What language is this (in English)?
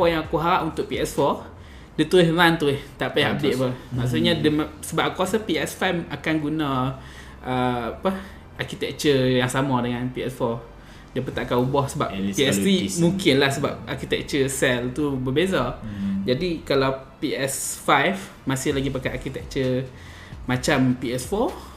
Malay